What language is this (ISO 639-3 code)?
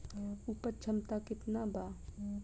bho